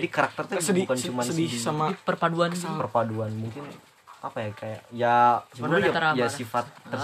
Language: Indonesian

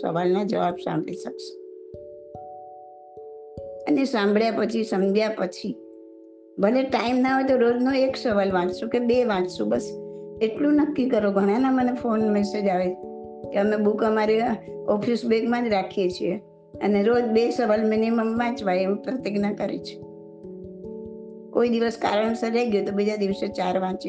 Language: Gujarati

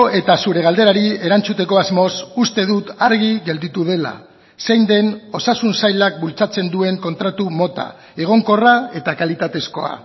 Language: Basque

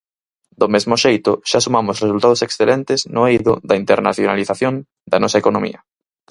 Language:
Galician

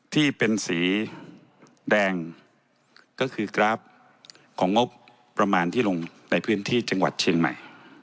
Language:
Thai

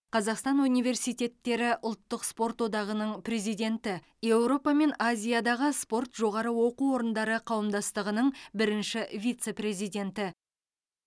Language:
Kazakh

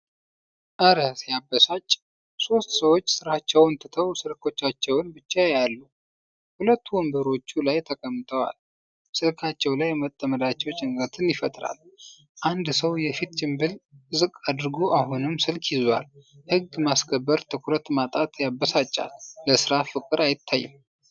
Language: Amharic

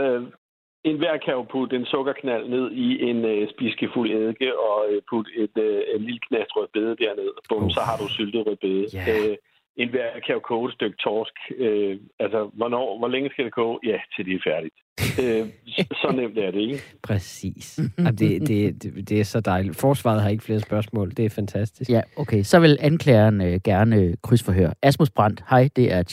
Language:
Danish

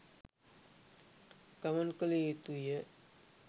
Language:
Sinhala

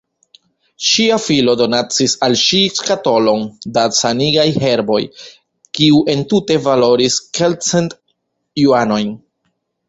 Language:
Esperanto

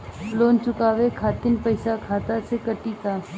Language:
Bhojpuri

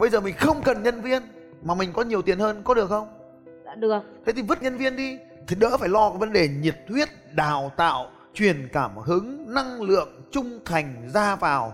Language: Vietnamese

